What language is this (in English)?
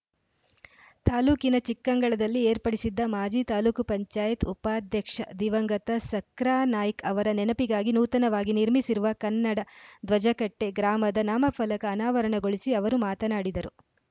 Kannada